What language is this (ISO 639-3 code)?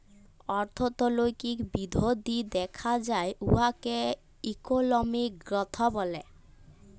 ben